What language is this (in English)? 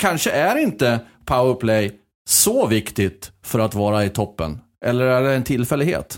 Swedish